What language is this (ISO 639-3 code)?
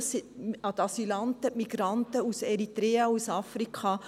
gsw